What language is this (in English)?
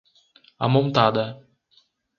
Portuguese